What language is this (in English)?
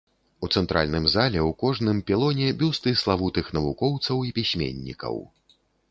Belarusian